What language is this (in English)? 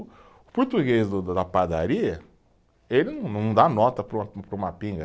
Portuguese